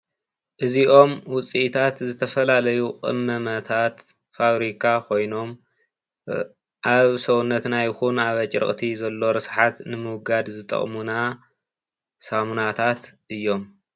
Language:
Tigrinya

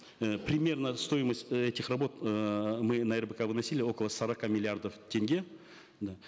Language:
Kazakh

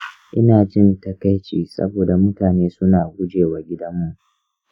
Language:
Hausa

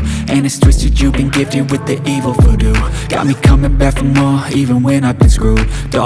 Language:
Indonesian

